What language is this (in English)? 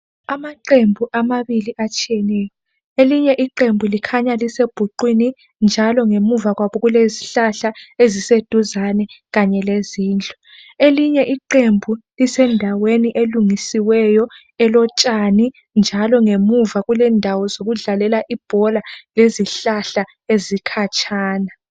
North Ndebele